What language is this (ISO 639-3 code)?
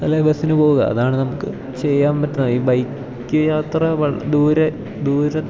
mal